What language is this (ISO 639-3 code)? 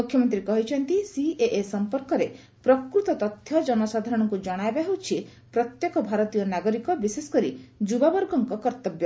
ori